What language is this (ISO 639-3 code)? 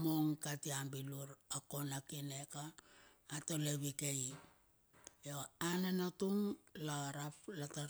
bxf